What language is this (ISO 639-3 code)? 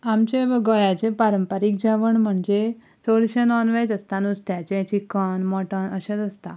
kok